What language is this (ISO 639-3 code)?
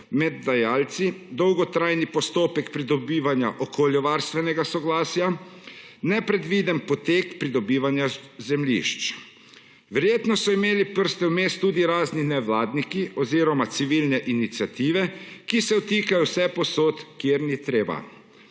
slv